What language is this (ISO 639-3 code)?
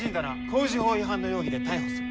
jpn